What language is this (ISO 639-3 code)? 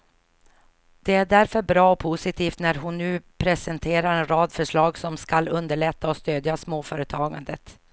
swe